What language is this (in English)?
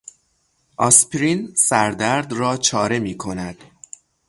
Persian